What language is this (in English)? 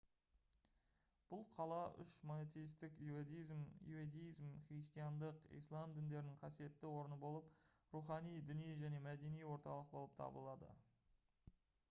Kazakh